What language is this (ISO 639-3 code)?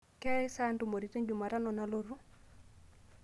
mas